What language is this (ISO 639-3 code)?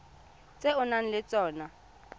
tsn